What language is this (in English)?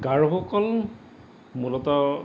Assamese